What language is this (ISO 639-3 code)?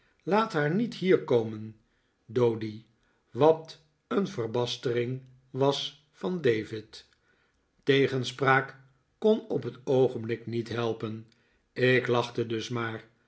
nld